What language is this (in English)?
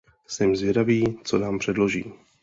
Czech